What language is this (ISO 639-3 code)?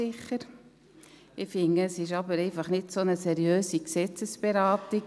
gsw